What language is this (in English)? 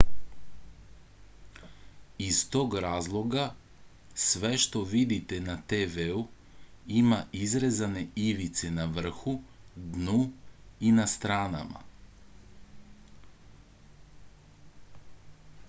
Serbian